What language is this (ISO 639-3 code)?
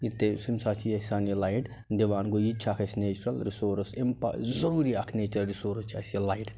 kas